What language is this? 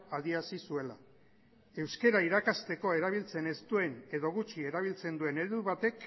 Basque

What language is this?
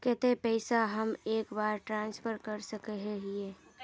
Magahi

